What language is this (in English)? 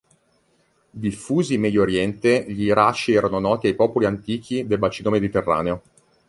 Italian